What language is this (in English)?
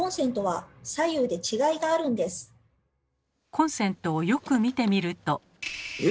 Japanese